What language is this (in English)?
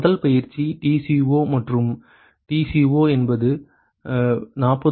Tamil